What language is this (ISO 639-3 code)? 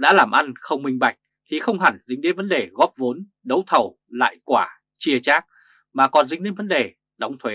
vie